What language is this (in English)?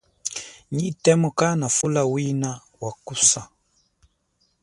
Chokwe